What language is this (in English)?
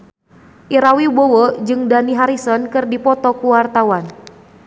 Sundanese